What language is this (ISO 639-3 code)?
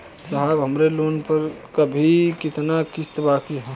bho